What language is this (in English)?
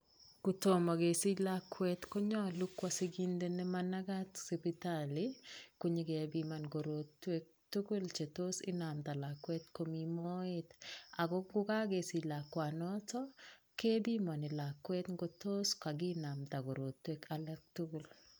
Kalenjin